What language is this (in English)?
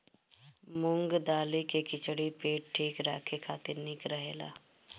Bhojpuri